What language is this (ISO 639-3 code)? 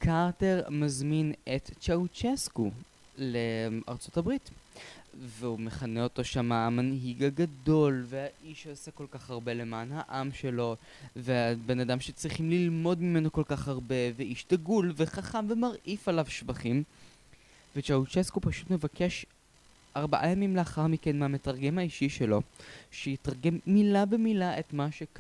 heb